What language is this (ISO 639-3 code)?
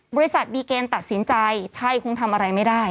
tha